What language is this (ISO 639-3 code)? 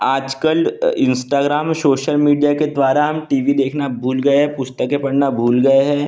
hin